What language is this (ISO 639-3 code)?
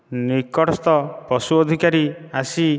ori